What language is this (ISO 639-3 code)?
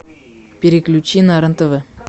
rus